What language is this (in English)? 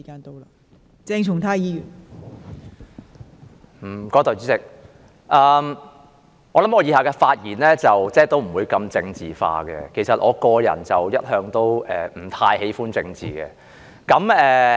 Cantonese